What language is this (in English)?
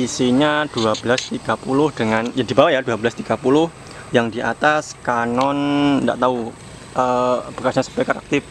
Indonesian